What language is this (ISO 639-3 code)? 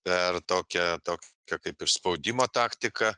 lit